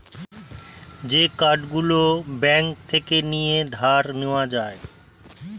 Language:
Bangla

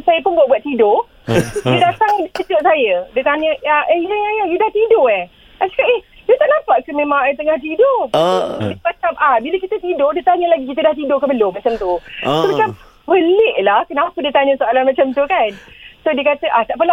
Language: Malay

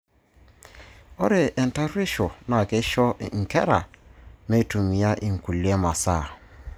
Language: Masai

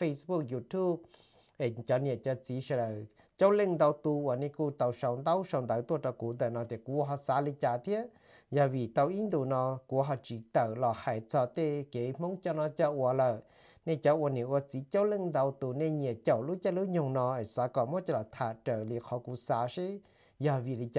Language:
Thai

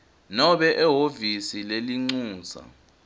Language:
Swati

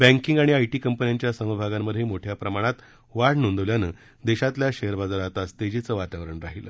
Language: Marathi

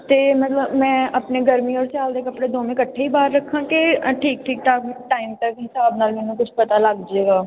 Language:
Punjabi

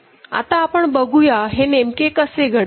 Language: Marathi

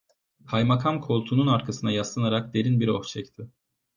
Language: Turkish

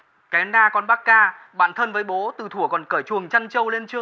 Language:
Vietnamese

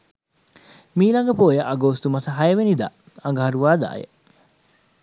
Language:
Sinhala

